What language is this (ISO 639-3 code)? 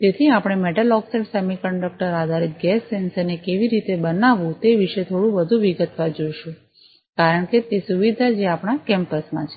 guj